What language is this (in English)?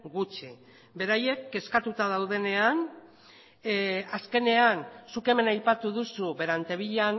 Basque